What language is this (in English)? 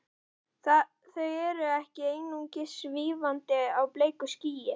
Icelandic